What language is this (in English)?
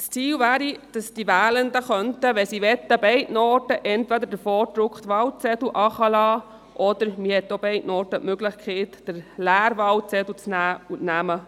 Swiss German